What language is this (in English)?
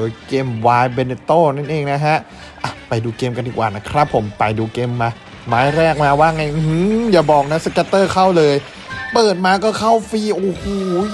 Thai